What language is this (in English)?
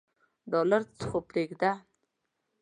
Pashto